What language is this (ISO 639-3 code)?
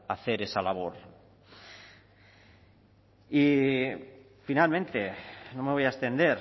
spa